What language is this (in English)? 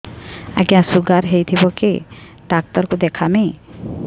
Odia